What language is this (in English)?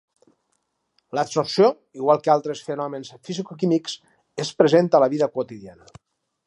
Catalan